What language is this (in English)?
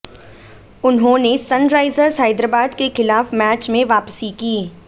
Hindi